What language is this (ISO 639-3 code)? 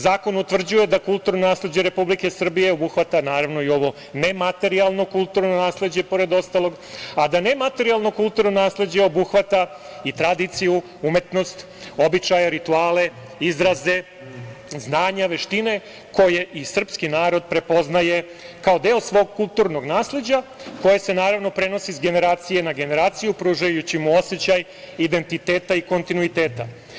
srp